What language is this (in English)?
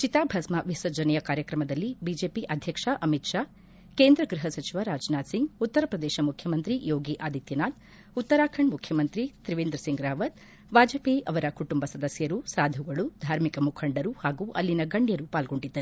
Kannada